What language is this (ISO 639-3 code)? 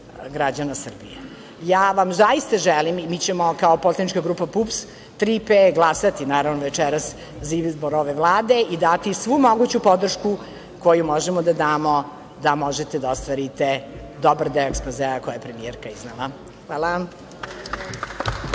srp